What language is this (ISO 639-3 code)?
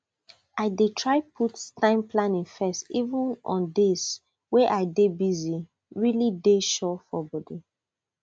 pcm